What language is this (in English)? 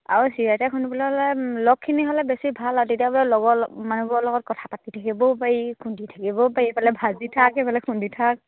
Assamese